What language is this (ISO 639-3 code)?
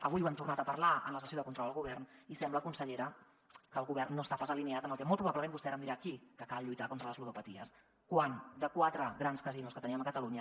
cat